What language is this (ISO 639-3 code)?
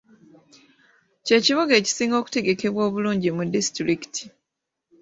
lug